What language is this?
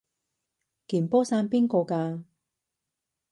Cantonese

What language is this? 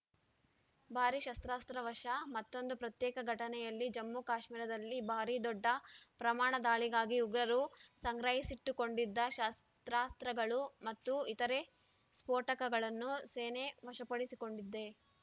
Kannada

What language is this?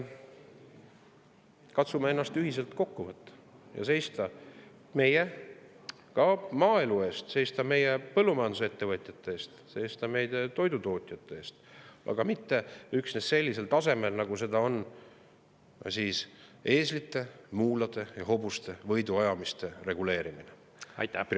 Estonian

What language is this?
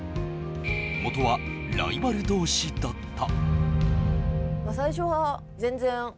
Japanese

